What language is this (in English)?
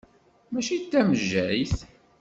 Kabyle